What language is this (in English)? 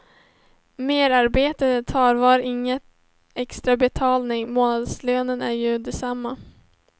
Swedish